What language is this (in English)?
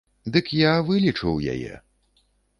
Belarusian